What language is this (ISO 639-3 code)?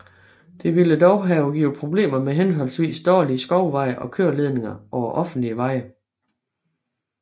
dan